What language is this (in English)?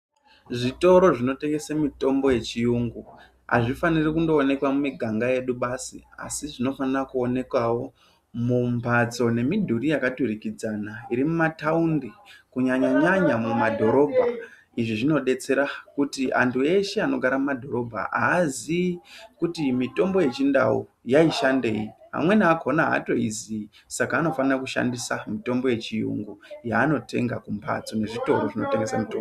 Ndau